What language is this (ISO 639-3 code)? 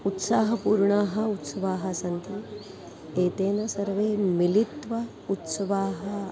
san